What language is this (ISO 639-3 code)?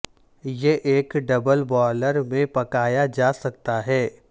urd